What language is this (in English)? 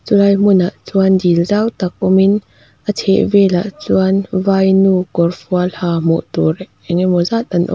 Mizo